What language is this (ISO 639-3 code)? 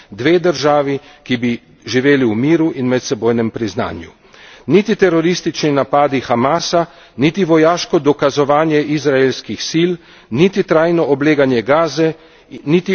slv